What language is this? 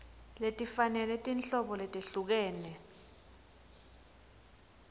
Swati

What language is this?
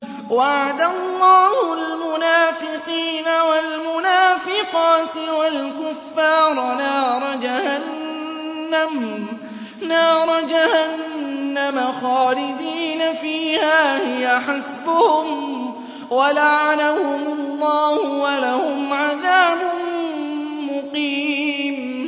Arabic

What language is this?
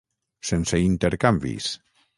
Catalan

